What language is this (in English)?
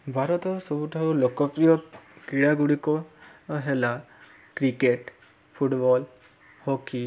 Odia